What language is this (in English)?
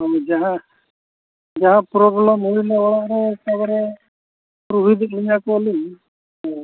Santali